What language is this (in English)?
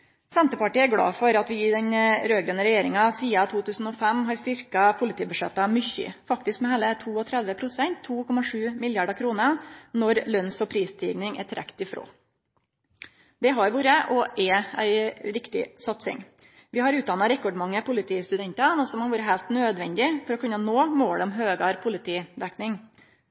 Norwegian Nynorsk